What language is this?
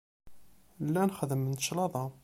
Kabyle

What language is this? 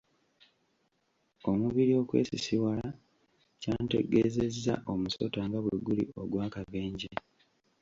Ganda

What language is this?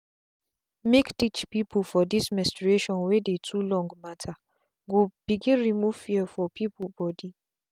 Nigerian Pidgin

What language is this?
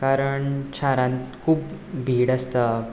Konkani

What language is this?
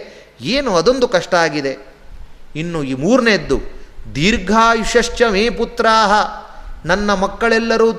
Kannada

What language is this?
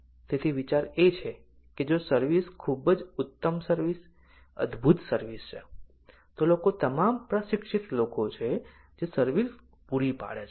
Gujarati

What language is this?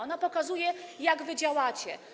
Polish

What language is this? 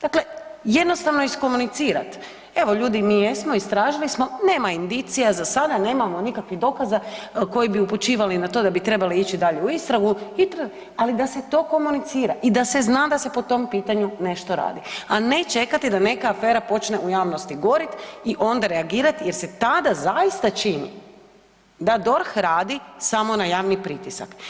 Croatian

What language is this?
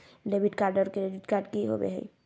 Magahi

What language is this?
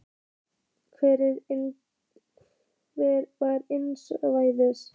Icelandic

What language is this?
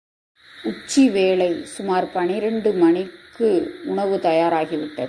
Tamil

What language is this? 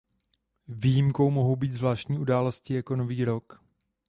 Czech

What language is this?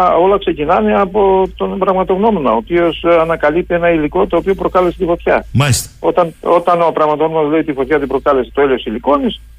Greek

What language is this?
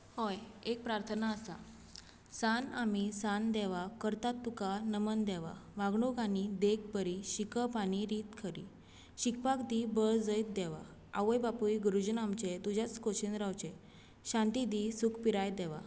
Konkani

